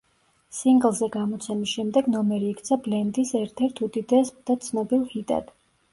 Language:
Georgian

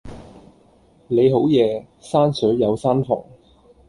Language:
Cantonese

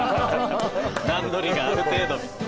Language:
Japanese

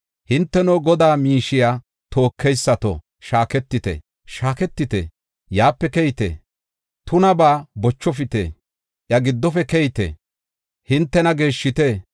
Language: Gofa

